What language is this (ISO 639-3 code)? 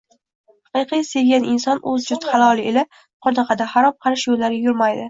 uzb